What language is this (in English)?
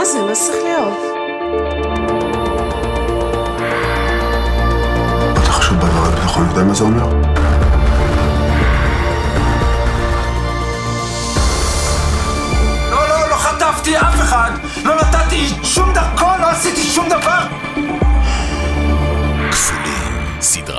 Hebrew